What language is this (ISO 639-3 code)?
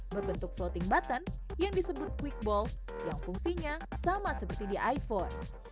ind